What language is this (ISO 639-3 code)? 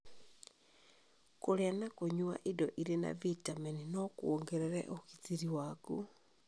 kik